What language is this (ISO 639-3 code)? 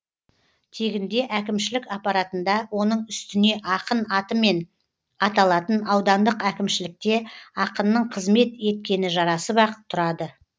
kaz